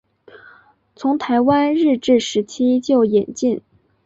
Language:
Chinese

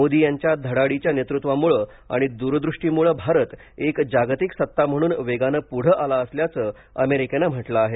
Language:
Marathi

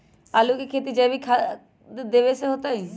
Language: Magahi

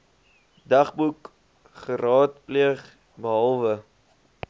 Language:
Afrikaans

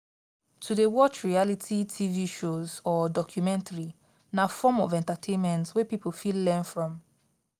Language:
Nigerian Pidgin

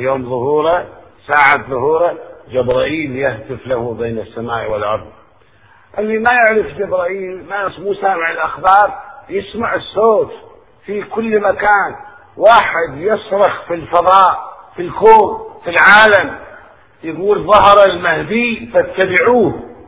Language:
Arabic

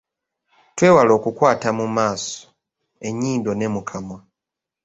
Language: Ganda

